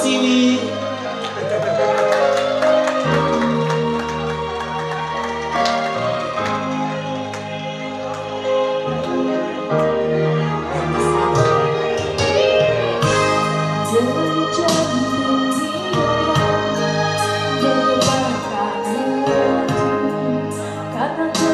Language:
Korean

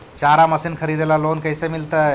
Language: Magahi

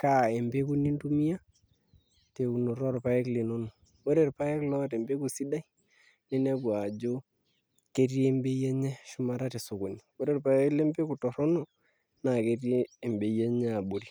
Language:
Masai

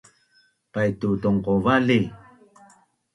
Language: Bunun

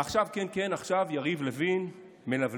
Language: Hebrew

